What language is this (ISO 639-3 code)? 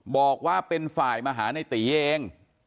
tha